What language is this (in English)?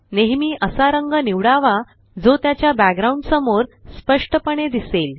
Marathi